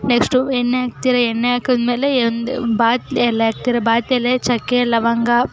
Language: Kannada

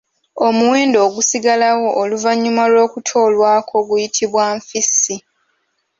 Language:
Ganda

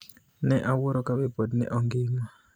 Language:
Luo (Kenya and Tanzania)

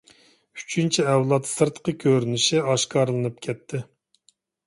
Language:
Uyghur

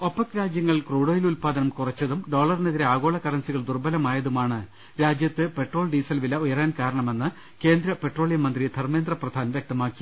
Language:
Malayalam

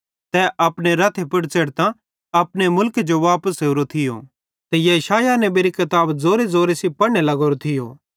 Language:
Bhadrawahi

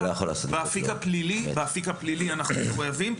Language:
Hebrew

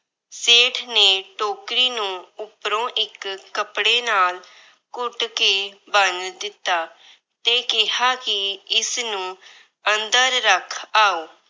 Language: Punjabi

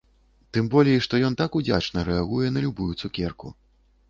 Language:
Belarusian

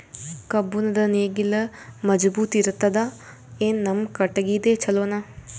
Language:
Kannada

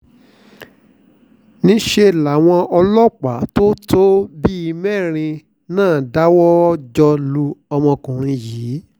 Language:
Yoruba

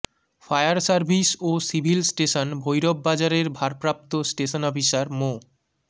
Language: Bangla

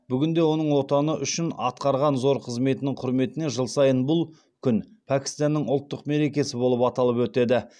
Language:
Kazakh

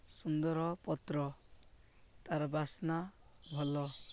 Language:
Odia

